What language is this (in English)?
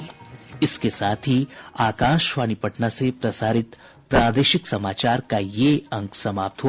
Hindi